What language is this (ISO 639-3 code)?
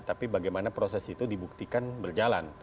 ind